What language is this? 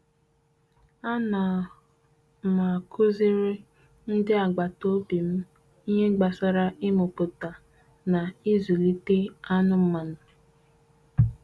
Igbo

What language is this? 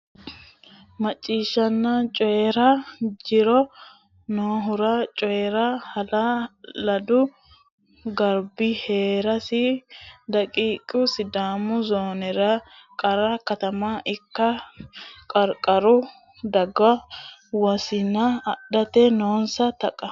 Sidamo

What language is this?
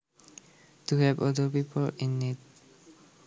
Javanese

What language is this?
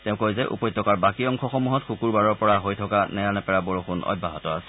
Assamese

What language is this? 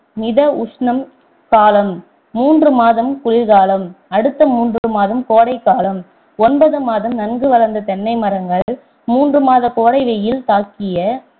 Tamil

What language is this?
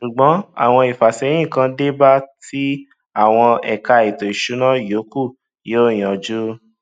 Yoruba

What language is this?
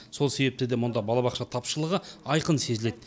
Kazakh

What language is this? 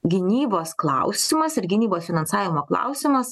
Lithuanian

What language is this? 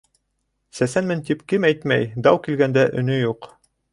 Bashkir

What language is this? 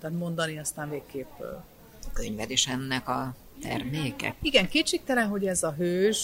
Hungarian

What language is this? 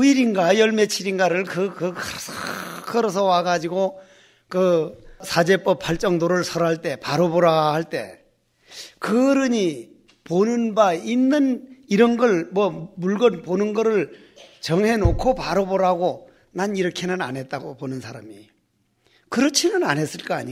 Korean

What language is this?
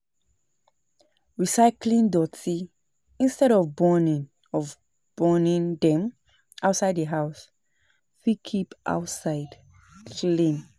Nigerian Pidgin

